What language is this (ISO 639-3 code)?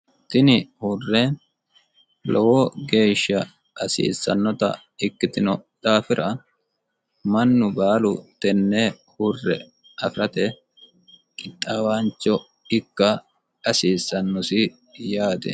sid